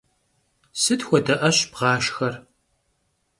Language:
Kabardian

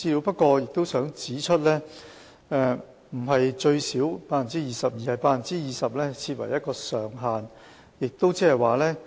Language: Cantonese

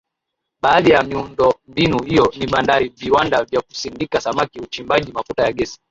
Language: Swahili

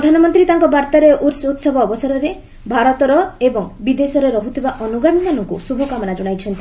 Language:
Odia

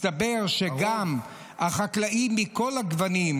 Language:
Hebrew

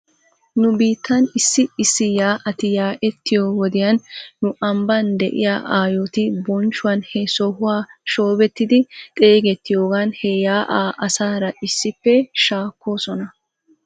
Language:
Wolaytta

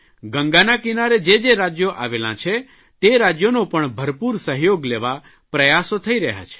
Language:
Gujarati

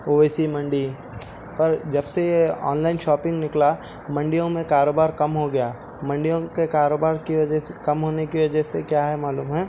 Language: Urdu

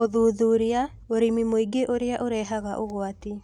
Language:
Kikuyu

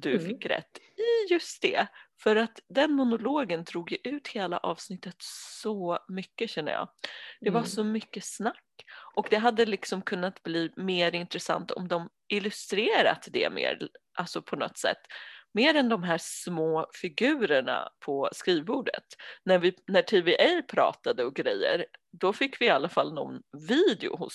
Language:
Swedish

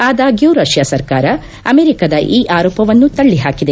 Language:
Kannada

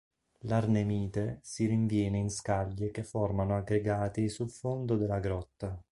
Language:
Italian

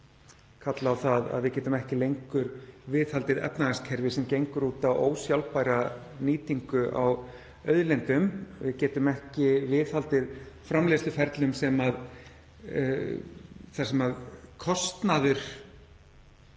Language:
Icelandic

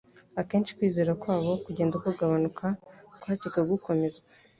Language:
Kinyarwanda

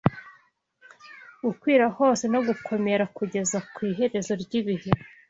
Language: Kinyarwanda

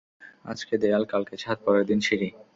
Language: Bangla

